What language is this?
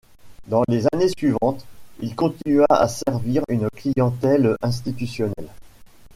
French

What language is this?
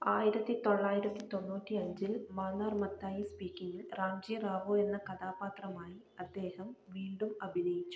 Malayalam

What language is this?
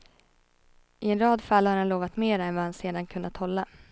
Swedish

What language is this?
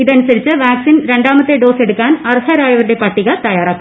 Malayalam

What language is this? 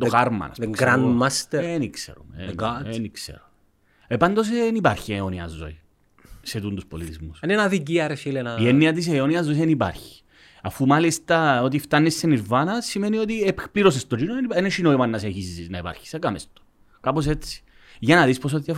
Greek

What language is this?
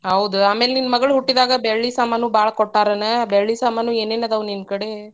Kannada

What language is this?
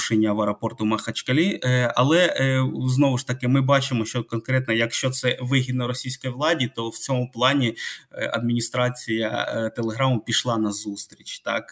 Ukrainian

